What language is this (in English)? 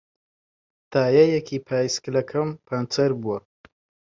Central Kurdish